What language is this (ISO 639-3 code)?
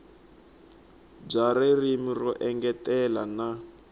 tso